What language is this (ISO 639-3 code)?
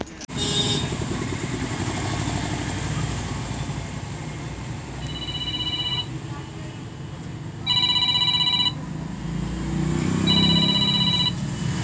mai